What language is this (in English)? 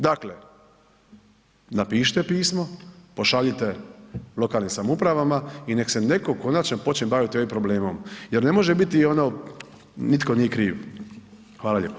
Croatian